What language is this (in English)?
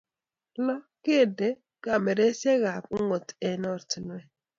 Kalenjin